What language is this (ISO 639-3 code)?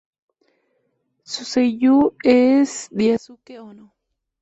spa